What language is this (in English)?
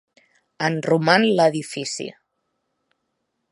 Catalan